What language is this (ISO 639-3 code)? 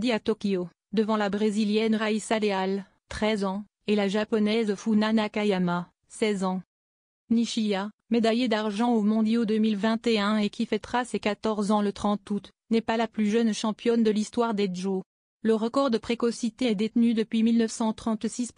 fra